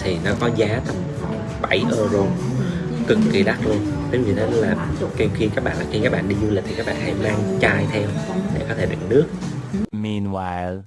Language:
Vietnamese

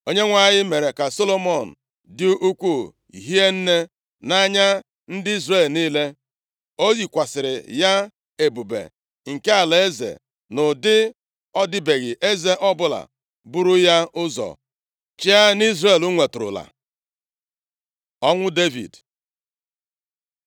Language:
Igbo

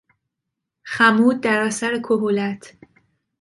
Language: Persian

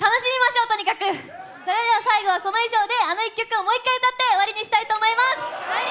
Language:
Japanese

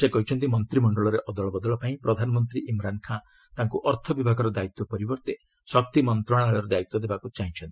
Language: Odia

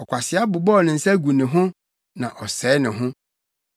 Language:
Akan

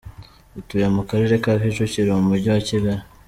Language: Kinyarwanda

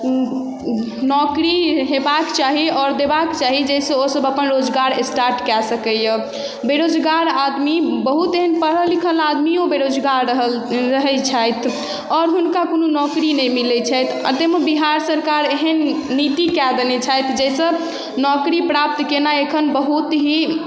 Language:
Maithili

